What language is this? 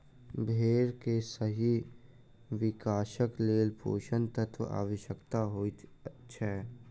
Maithili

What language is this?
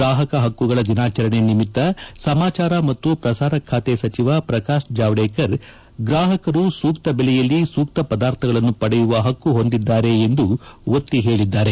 Kannada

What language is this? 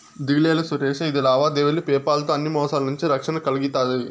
Telugu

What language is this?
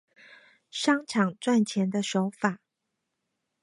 Chinese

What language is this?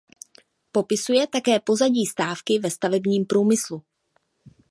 Czech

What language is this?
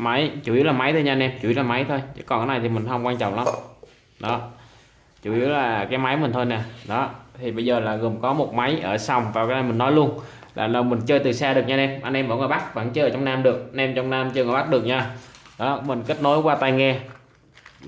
Vietnamese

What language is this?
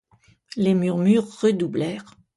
French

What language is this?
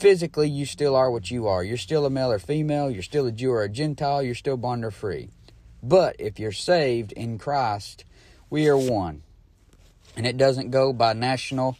English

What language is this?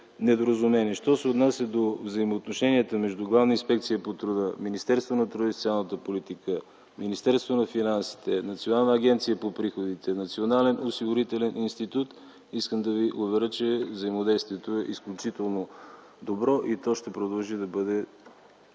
Bulgarian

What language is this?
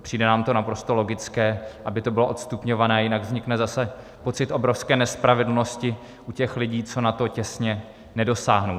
Czech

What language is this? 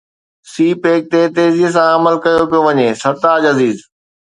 Sindhi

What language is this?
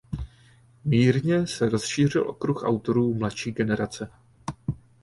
Czech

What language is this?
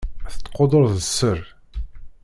Kabyle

